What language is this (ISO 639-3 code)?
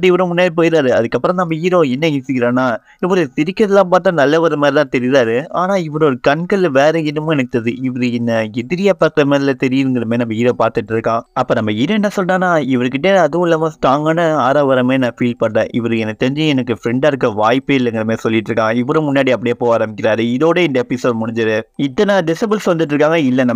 tam